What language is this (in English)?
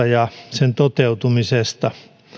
Finnish